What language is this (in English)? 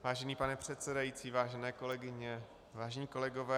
Czech